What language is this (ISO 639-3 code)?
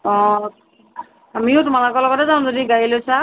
asm